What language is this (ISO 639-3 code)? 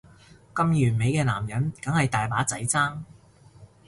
yue